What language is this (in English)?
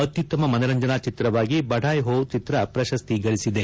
Kannada